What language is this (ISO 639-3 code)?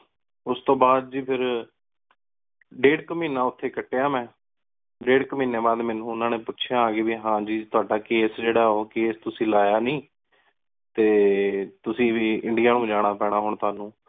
pan